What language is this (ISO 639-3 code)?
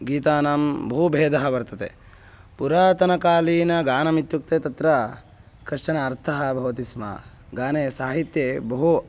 san